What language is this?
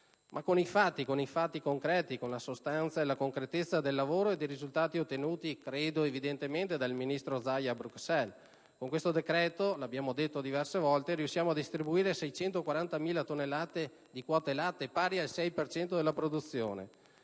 Italian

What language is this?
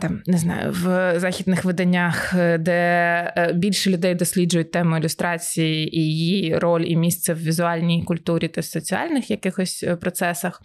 Ukrainian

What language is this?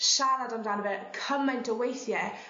Welsh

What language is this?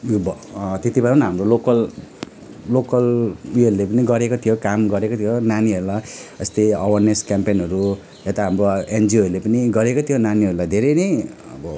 Nepali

